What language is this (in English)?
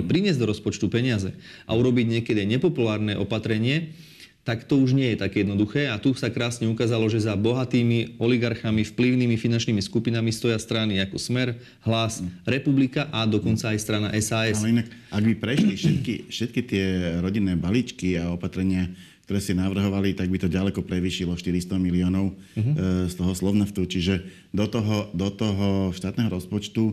Slovak